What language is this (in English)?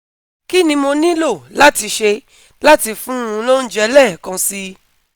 Yoruba